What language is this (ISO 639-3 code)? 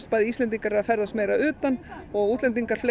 isl